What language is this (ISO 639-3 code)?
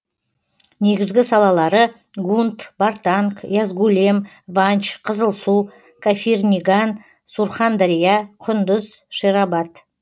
kaz